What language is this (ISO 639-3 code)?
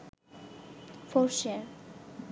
ben